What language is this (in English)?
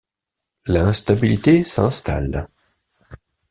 French